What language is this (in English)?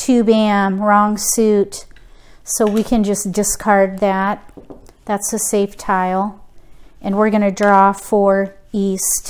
English